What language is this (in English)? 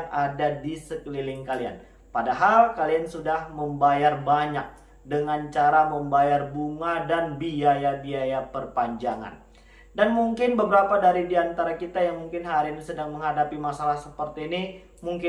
Indonesian